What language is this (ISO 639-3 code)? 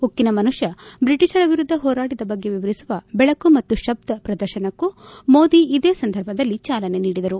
kan